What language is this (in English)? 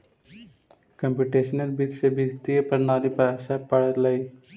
Magahi